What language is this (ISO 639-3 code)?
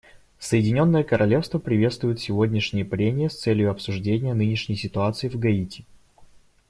rus